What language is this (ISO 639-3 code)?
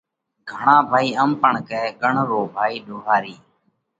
kvx